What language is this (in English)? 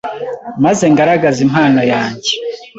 Kinyarwanda